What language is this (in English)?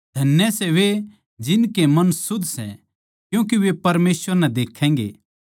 Haryanvi